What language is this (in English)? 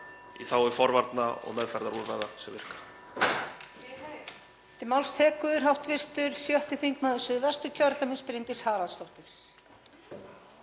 Icelandic